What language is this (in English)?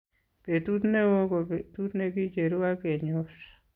Kalenjin